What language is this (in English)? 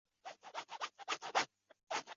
Chinese